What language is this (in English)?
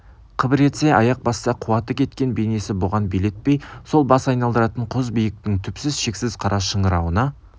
Kazakh